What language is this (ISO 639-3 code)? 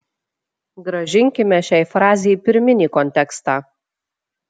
lit